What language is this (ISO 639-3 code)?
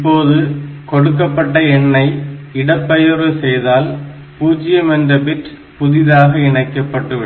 tam